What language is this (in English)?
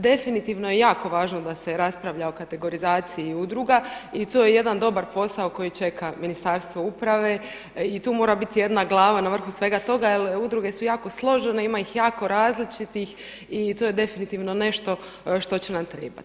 Croatian